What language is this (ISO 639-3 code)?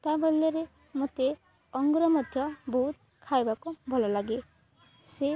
ori